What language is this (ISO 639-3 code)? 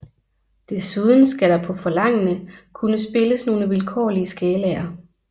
dan